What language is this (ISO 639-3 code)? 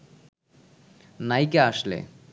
ben